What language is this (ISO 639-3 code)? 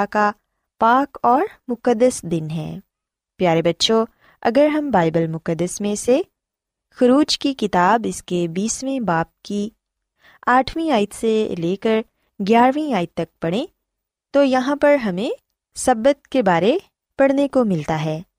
urd